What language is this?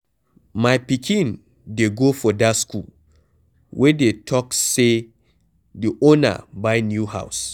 Nigerian Pidgin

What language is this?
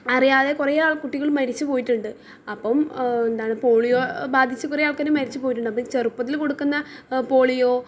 Malayalam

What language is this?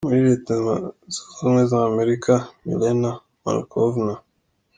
Kinyarwanda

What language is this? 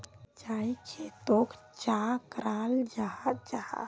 Magahi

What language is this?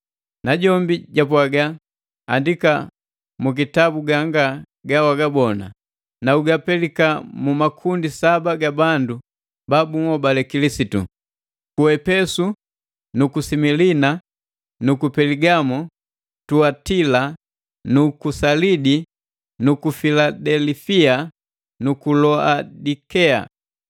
Matengo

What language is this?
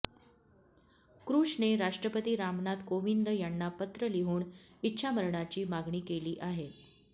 Marathi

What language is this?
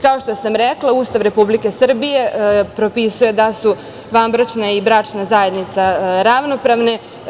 Serbian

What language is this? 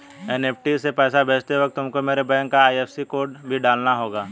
Hindi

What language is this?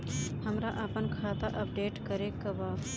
Bhojpuri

